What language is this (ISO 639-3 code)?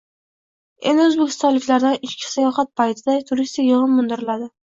uzb